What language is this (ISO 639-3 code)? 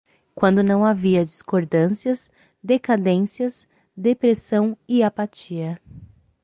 por